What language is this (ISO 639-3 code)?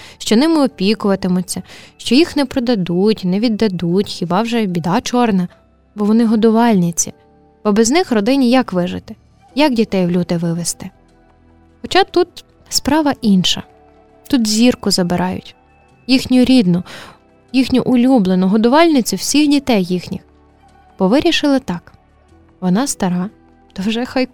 ukr